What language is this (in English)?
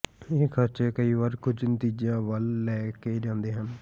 Punjabi